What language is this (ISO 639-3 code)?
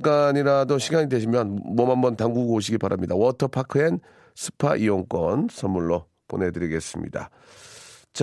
kor